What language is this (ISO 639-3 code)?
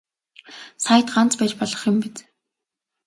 mon